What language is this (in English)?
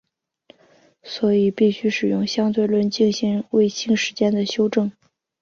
Chinese